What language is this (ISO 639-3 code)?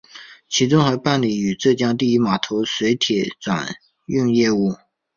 zho